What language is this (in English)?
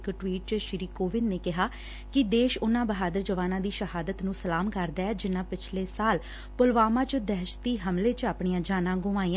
Punjabi